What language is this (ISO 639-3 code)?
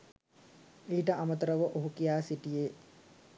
sin